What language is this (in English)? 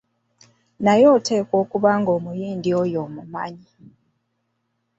Ganda